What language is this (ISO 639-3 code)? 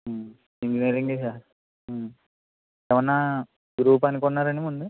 tel